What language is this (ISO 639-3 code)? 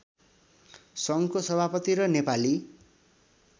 nep